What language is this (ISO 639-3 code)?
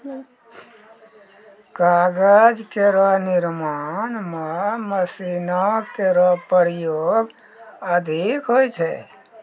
mai